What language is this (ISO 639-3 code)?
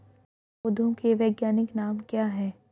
hin